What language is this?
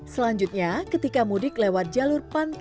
Indonesian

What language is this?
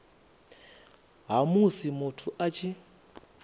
Venda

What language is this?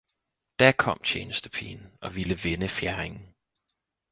Danish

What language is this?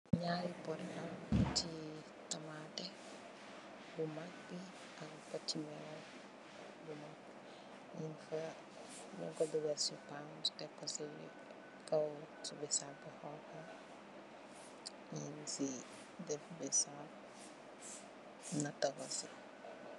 Wolof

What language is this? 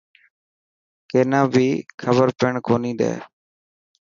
Dhatki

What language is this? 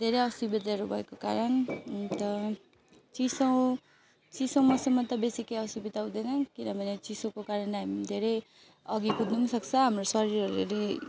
Nepali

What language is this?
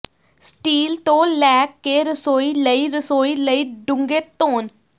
Punjabi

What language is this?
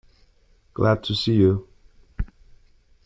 English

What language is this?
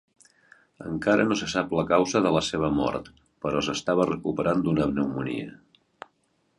Catalan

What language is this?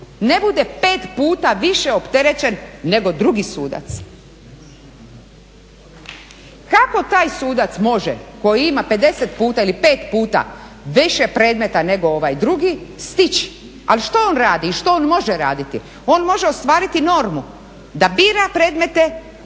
Croatian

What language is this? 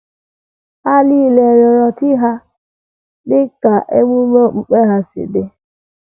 Igbo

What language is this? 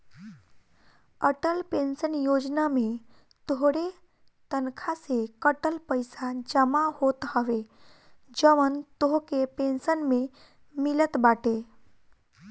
Bhojpuri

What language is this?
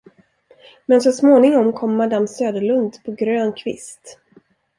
Swedish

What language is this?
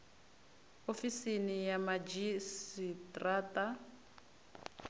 Venda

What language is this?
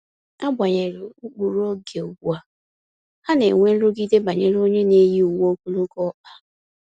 Igbo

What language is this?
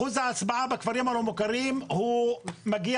Hebrew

